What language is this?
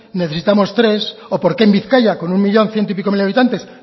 Spanish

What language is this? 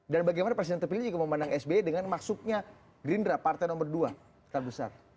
Indonesian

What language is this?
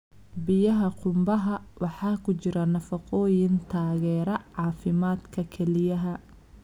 Somali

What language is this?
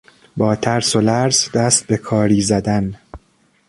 Persian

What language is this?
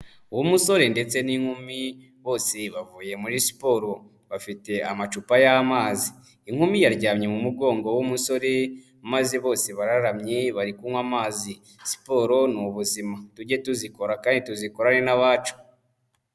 Kinyarwanda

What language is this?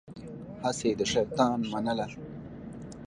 Pashto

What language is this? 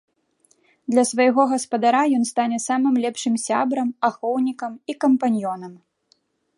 Belarusian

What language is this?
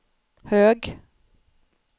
Swedish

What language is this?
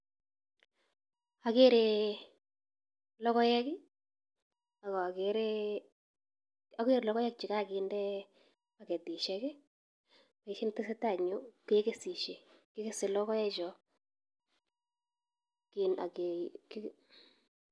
Kalenjin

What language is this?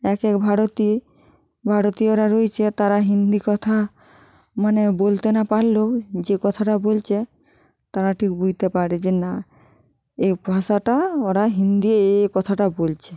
Bangla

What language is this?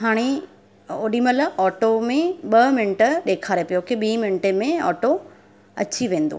Sindhi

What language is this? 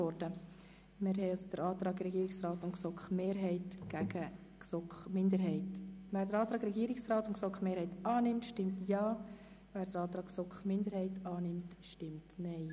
Swiss German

